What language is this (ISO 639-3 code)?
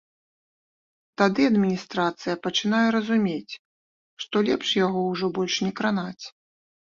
bel